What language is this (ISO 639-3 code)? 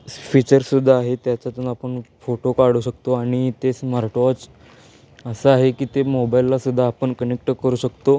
mar